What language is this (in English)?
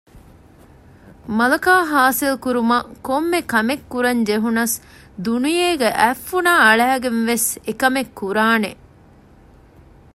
Divehi